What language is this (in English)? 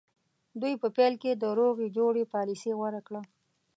Pashto